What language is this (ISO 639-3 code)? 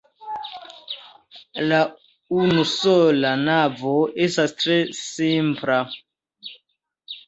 epo